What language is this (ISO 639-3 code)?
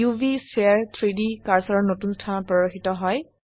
asm